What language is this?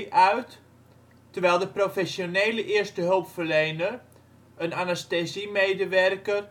Dutch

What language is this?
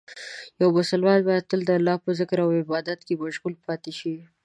Pashto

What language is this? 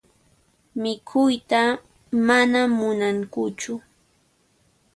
Puno Quechua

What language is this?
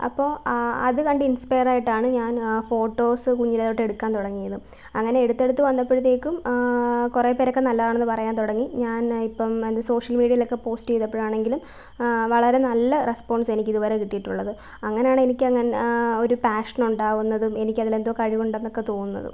Malayalam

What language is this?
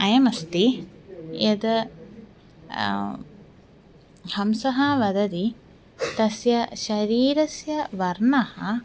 Sanskrit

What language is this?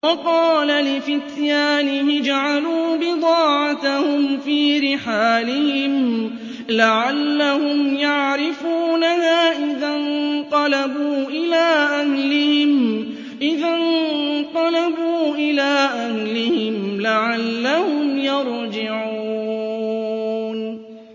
Arabic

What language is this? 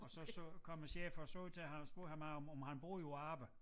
Danish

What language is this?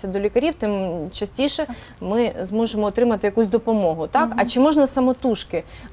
Ukrainian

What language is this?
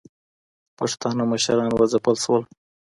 Pashto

